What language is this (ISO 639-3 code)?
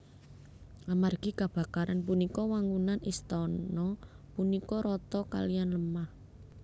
jav